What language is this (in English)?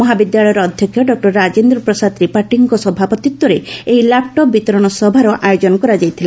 Odia